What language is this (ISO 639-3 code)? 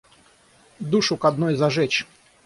rus